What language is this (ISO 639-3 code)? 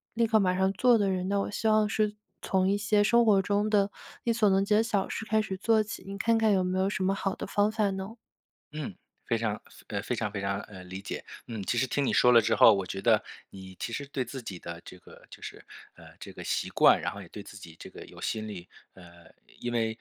zho